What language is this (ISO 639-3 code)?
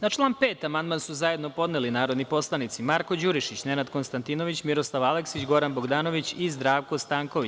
srp